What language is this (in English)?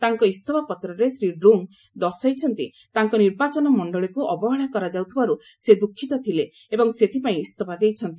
Odia